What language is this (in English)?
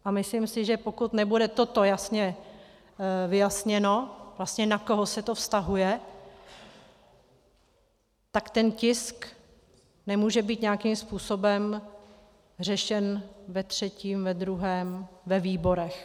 Czech